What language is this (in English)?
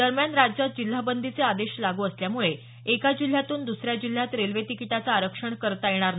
Marathi